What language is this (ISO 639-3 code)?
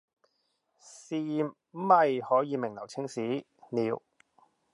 yue